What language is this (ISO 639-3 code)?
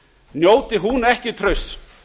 isl